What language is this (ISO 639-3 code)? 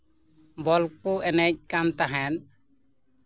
sat